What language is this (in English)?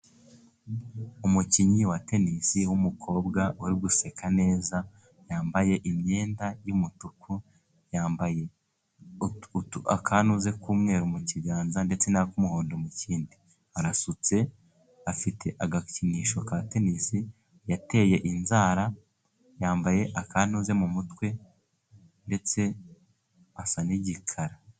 Kinyarwanda